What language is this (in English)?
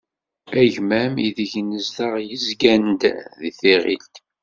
Kabyle